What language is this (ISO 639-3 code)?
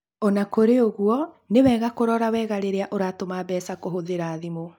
kik